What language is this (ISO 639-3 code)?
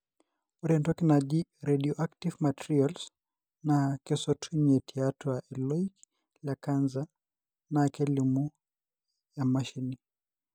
mas